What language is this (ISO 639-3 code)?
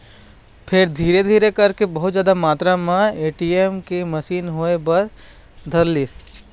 hne